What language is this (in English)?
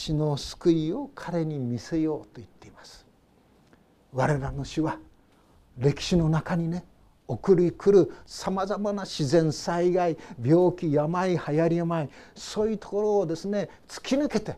Japanese